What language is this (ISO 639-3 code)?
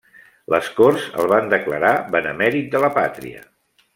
cat